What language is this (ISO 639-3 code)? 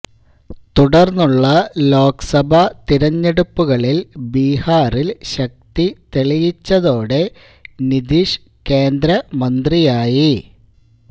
mal